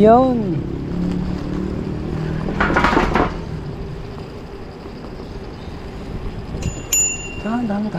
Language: Filipino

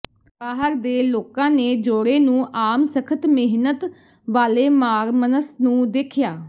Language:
Punjabi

